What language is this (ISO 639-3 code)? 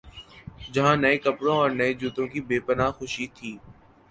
urd